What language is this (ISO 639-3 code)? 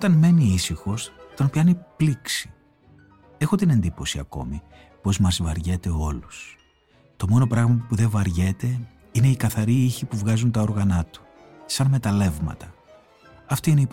ell